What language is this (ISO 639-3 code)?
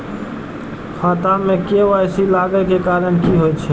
mai